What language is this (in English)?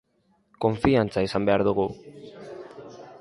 Basque